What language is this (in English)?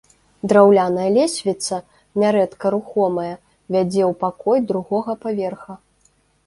Belarusian